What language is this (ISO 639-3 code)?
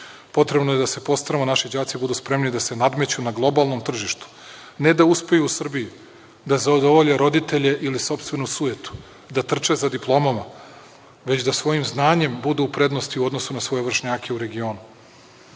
srp